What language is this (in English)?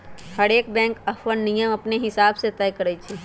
Magahi